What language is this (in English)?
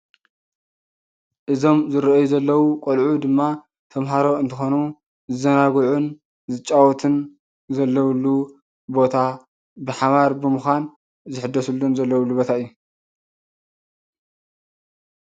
Tigrinya